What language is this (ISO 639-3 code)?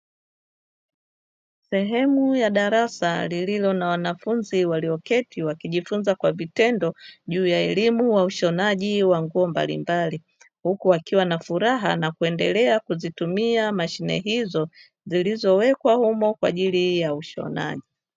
swa